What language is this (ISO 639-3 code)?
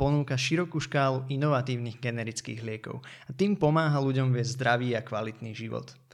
slk